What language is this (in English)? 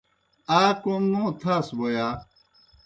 Kohistani Shina